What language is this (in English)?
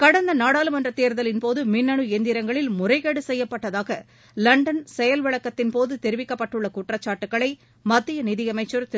Tamil